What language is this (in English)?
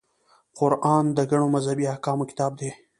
Pashto